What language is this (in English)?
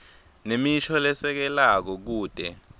Swati